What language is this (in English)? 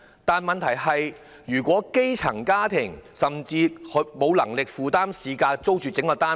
Cantonese